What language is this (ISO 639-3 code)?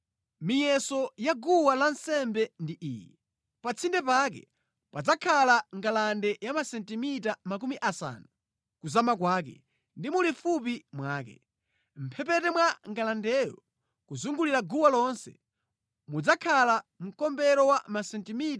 nya